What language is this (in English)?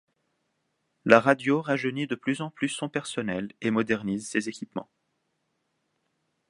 French